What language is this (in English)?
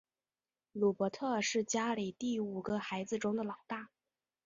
Chinese